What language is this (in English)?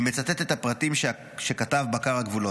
Hebrew